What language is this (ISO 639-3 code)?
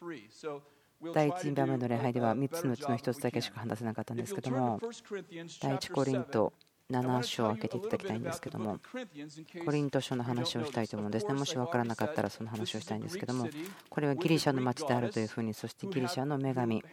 jpn